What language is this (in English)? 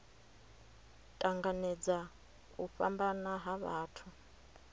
Venda